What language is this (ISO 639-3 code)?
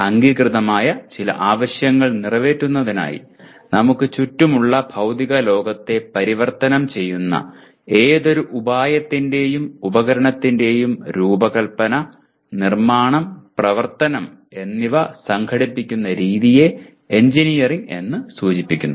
mal